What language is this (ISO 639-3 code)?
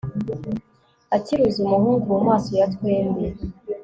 kin